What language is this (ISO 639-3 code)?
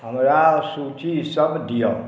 mai